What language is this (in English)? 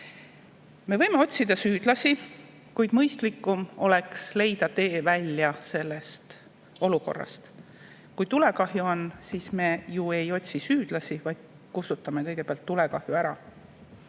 Estonian